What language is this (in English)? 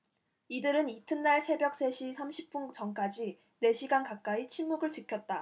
Korean